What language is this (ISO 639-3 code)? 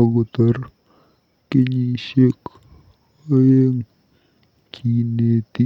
kln